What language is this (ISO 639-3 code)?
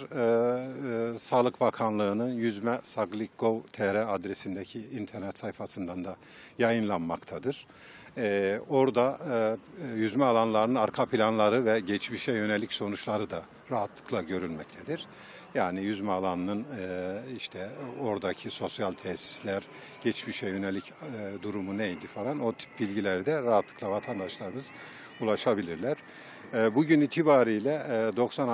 tur